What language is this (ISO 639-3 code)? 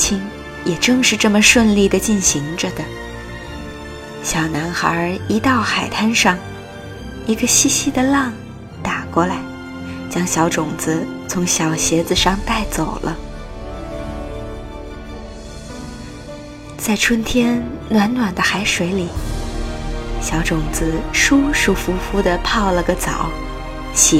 zho